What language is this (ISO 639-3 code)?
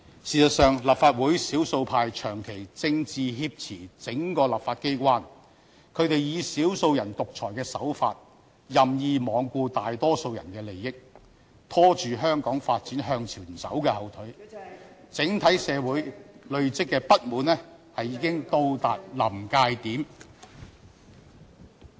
yue